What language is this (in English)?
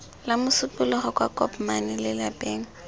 Tswana